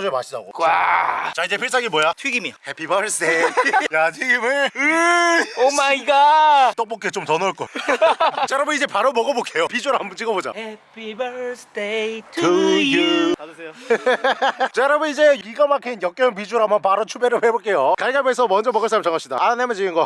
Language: Korean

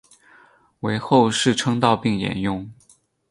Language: Chinese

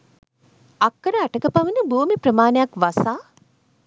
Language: Sinhala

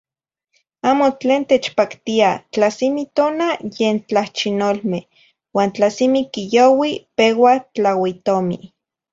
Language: Zacatlán-Ahuacatlán-Tepetzintla Nahuatl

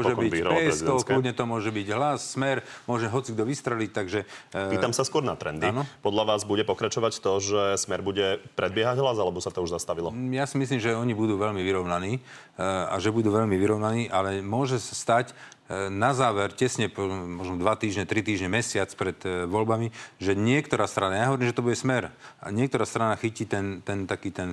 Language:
Slovak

